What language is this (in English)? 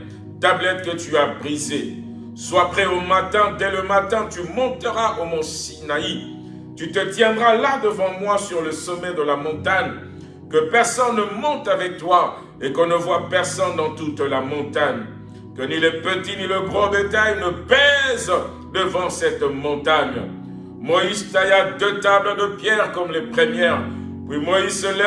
French